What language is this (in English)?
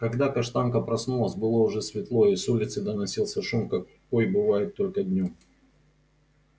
Russian